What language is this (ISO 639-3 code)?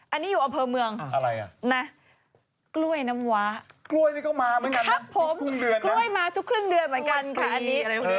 tha